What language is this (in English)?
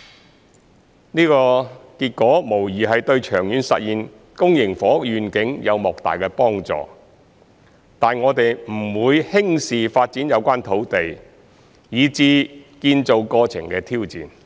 Cantonese